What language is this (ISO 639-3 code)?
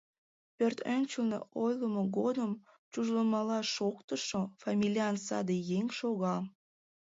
chm